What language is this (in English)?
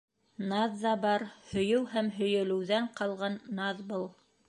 Bashkir